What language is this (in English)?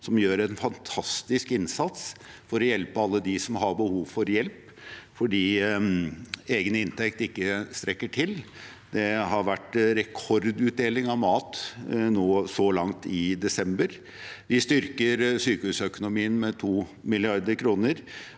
Norwegian